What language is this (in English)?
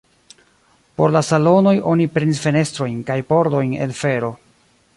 Esperanto